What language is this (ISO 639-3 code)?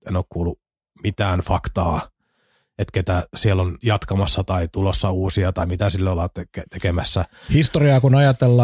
fin